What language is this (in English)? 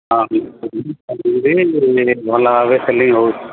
Odia